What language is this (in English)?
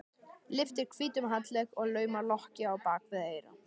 Icelandic